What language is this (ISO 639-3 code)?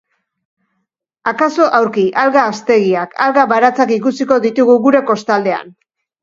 eus